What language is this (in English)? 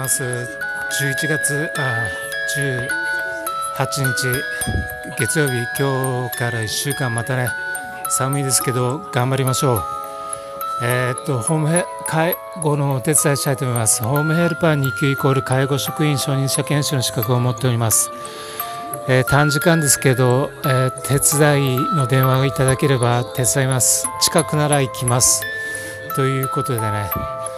Japanese